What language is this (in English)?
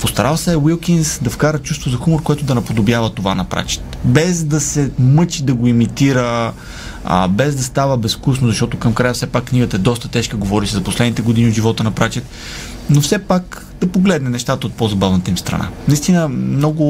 Bulgarian